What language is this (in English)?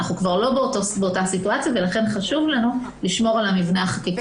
Hebrew